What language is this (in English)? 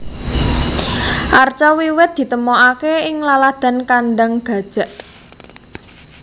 Javanese